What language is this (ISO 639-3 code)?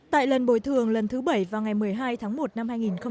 vie